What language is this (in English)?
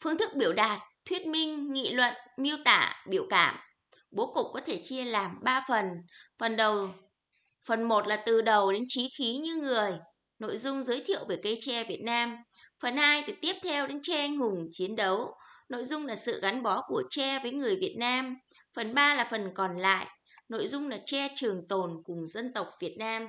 Vietnamese